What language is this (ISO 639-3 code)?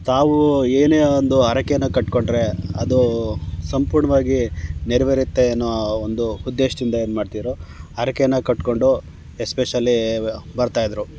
kan